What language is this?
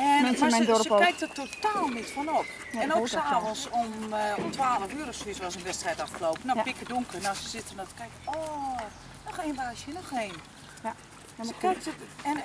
Dutch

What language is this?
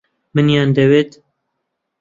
Central Kurdish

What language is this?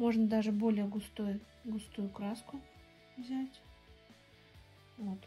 Russian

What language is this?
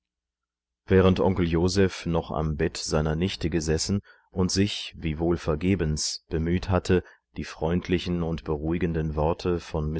German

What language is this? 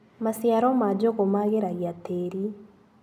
Kikuyu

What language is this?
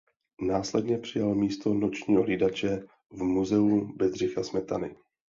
Czech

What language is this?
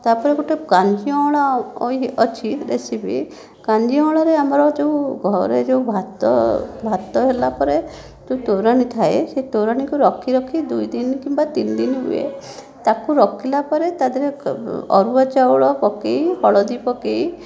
Odia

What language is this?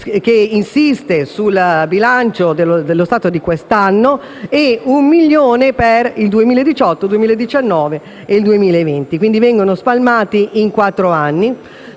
Italian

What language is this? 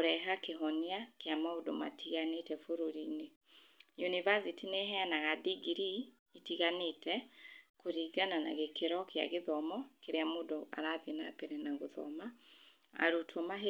Kikuyu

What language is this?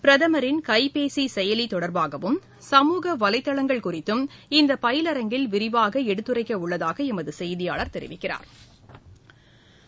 Tamil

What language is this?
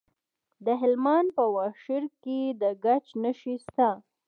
Pashto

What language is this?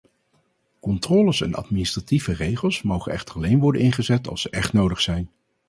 Dutch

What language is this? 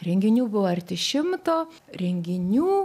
Lithuanian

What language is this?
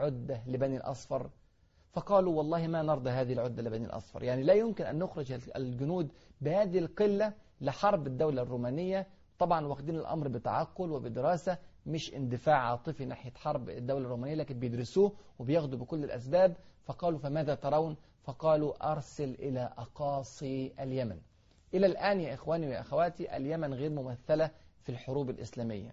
Arabic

